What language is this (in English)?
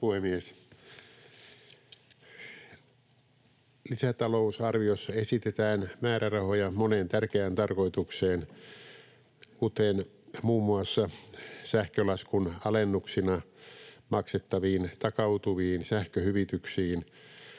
Finnish